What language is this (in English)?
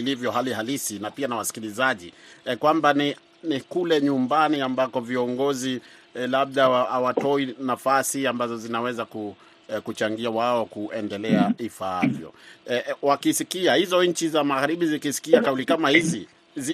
Swahili